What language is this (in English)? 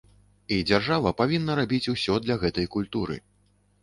Belarusian